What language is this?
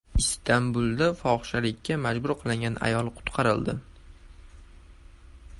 Uzbek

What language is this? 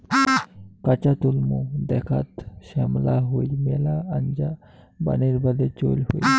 Bangla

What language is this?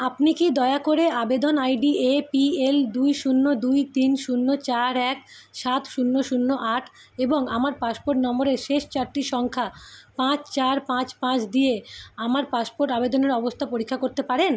Bangla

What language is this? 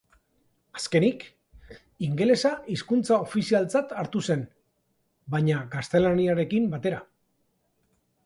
Basque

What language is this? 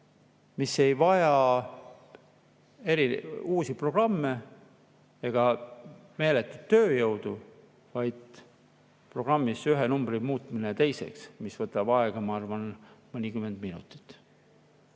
Estonian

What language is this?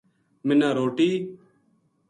Gujari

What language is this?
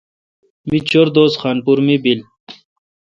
Kalkoti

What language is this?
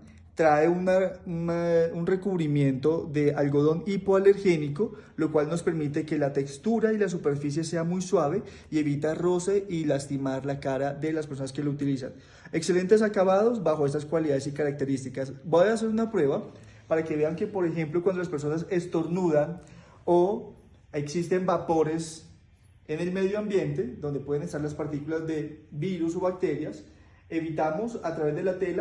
Spanish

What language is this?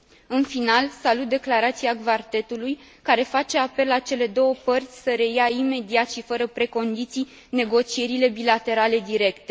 Romanian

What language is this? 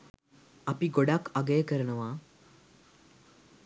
Sinhala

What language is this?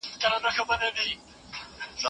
Pashto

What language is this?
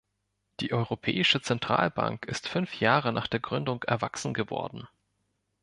German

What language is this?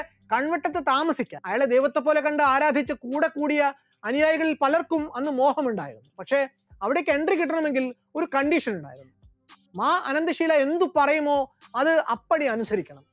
Malayalam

